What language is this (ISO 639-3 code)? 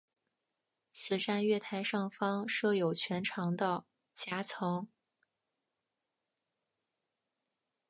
zho